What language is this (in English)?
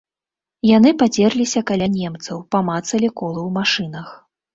Belarusian